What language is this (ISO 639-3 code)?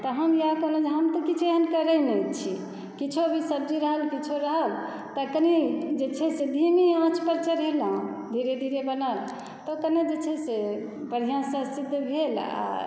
mai